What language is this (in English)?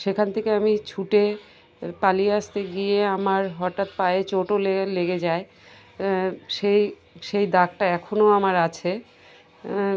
Bangla